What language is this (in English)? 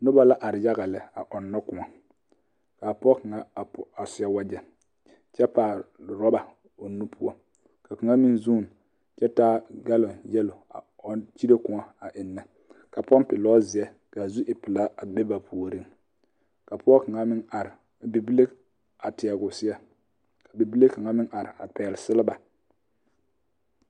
Southern Dagaare